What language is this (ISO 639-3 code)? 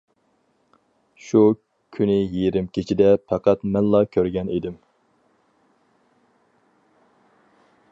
uig